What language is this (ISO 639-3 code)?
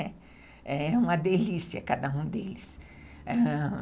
por